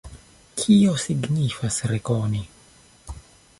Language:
Esperanto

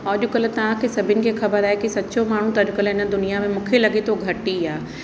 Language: Sindhi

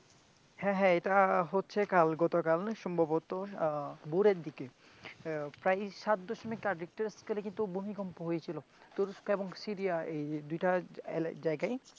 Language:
Bangla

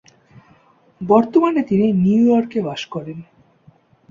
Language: Bangla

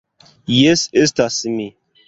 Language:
Esperanto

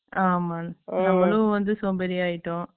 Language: Tamil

